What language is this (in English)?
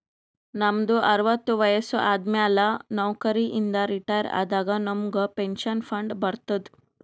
Kannada